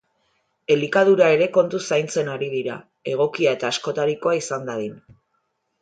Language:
Basque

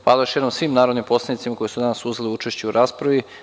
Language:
Serbian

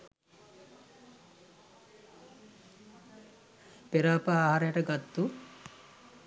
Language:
Sinhala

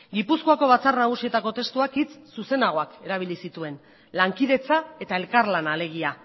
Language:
Basque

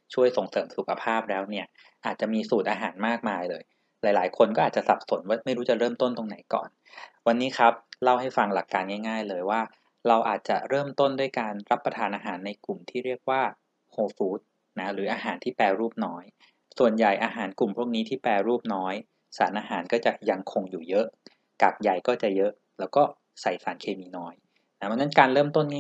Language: Thai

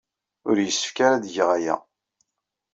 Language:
Kabyle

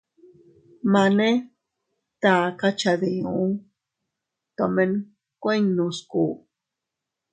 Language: Teutila Cuicatec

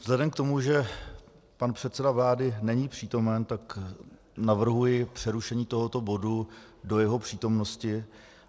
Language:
Czech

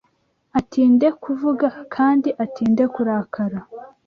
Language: Kinyarwanda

